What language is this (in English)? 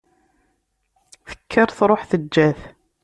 Kabyle